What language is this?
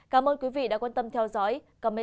Vietnamese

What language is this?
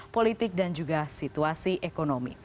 Indonesian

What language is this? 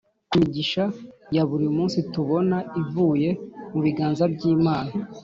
Kinyarwanda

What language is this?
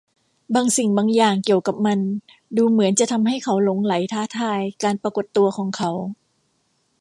Thai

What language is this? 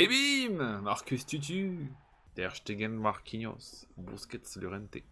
French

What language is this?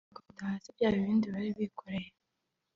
Kinyarwanda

